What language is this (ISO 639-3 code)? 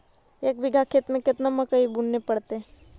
mag